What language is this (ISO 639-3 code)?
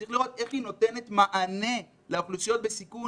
heb